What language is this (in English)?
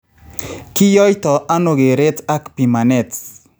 Kalenjin